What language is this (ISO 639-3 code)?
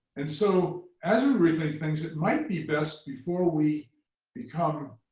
eng